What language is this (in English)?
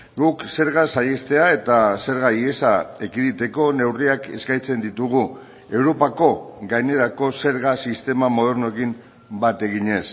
Basque